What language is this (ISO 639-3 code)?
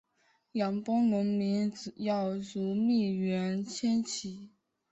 zho